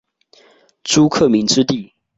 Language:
Chinese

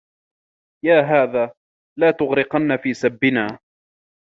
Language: Arabic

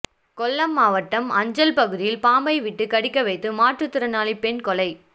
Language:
Tamil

